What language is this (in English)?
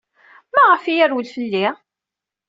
Kabyle